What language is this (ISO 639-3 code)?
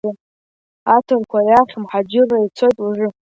abk